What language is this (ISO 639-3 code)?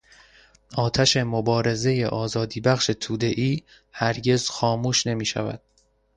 fas